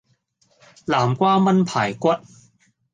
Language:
Cantonese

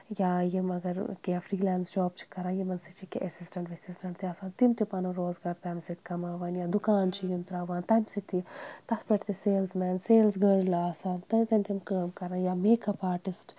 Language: Kashmiri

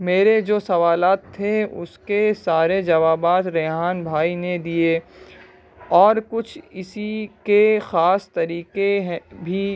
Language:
Urdu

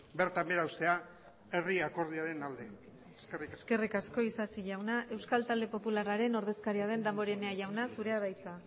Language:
Basque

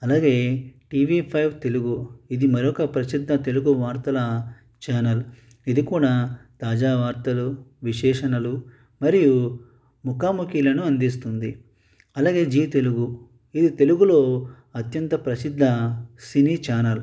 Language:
Telugu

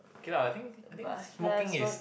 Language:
English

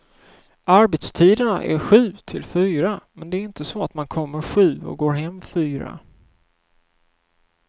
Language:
Swedish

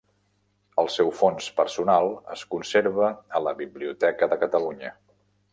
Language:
Catalan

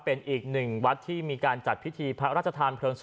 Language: Thai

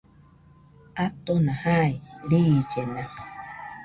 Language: Nüpode Huitoto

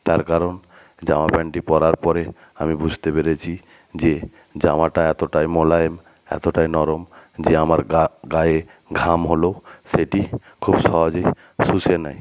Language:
Bangla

